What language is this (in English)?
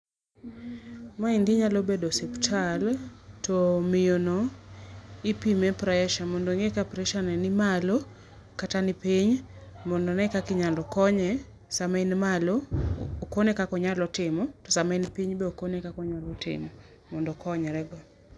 Luo (Kenya and Tanzania)